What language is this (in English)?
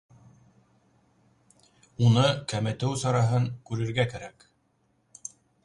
Bashkir